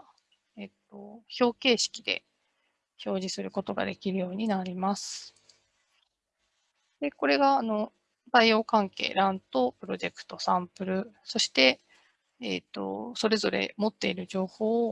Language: Japanese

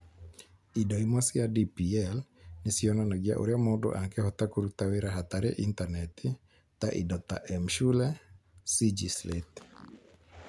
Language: Kikuyu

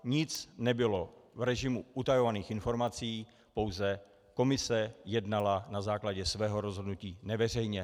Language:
Czech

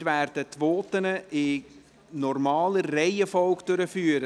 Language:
Swiss German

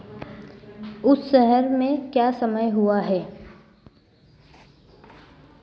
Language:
Hindi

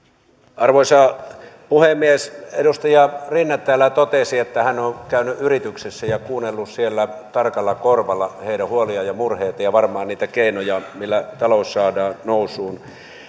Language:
Finnish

